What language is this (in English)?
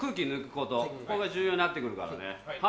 Japanese